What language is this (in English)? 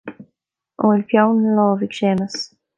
Irish